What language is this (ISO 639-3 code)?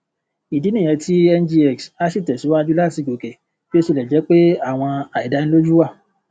yor